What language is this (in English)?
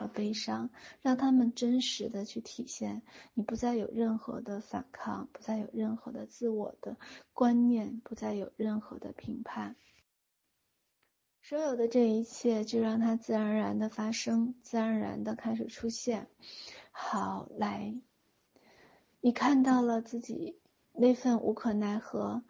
Chinese